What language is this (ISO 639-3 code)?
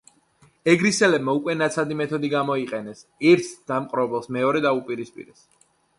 kat